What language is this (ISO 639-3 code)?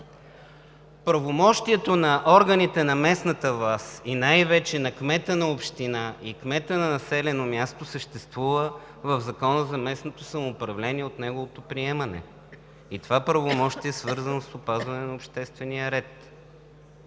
bul